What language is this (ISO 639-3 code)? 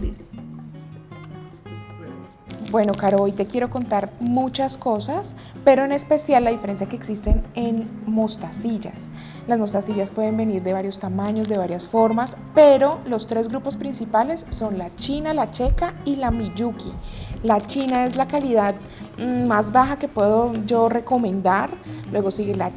spa